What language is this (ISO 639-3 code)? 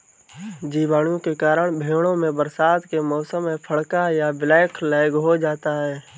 hin